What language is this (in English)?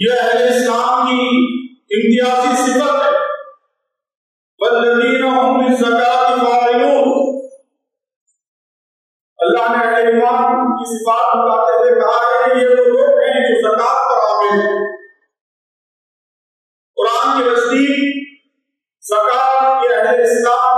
Arabic